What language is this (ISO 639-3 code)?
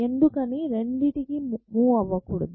tel